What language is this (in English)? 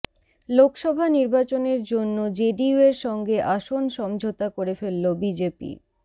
Bangla